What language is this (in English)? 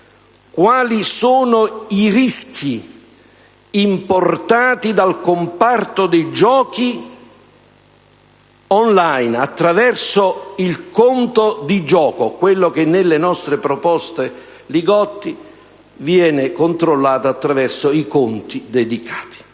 Italian